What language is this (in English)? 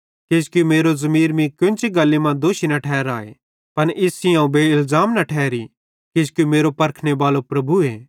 Bhadrawahi